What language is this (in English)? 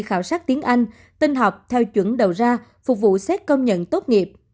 Vietnamese